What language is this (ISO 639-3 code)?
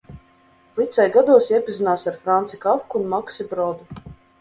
lav